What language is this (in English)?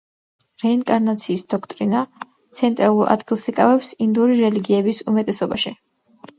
Georgian